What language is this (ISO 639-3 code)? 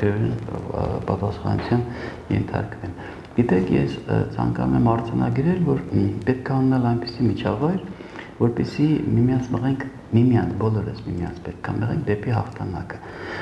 tur